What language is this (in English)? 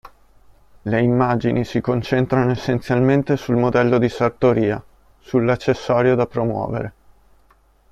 Italian